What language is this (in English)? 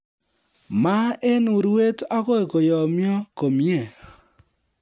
Kalenjin